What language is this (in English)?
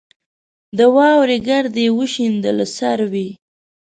Pashto